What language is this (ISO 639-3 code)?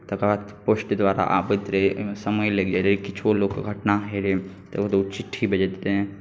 mai